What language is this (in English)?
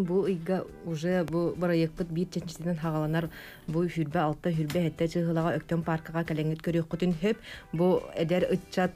Turkish